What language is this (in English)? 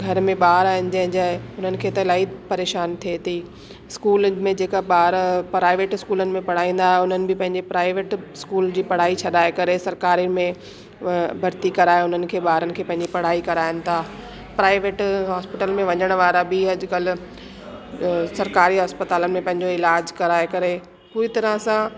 Sindhi